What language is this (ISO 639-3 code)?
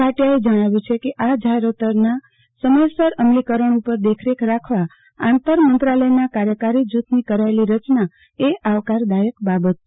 guj